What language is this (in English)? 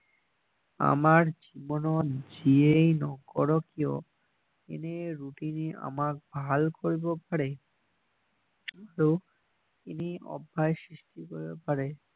Assamese